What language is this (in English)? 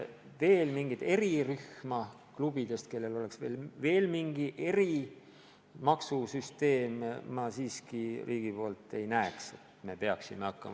Estonian